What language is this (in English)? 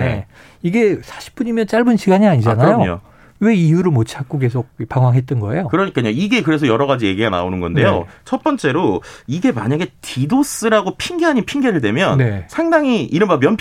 Korean